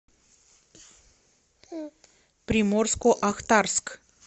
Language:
Russian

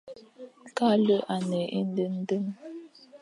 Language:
Fang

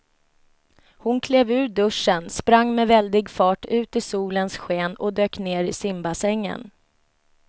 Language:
Swedish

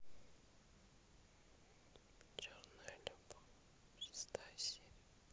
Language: Russian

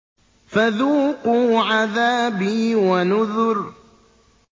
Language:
Arabic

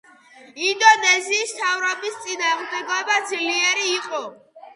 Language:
Georgian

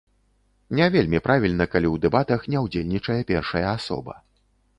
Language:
Belarusian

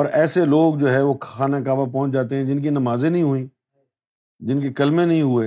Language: Urdu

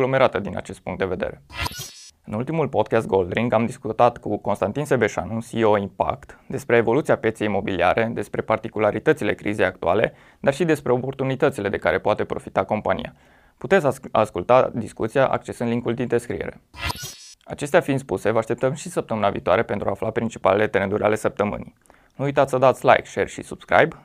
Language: Romanian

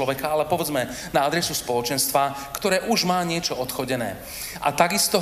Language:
Slovak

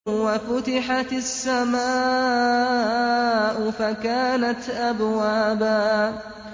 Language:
Arabic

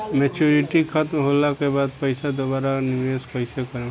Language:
Bhojpuri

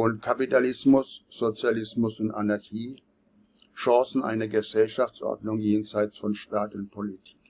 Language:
German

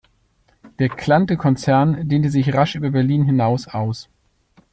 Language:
German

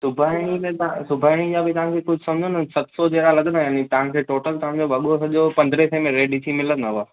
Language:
Sindhi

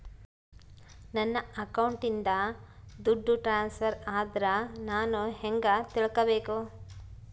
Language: Kannada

